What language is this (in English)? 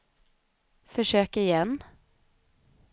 Swedish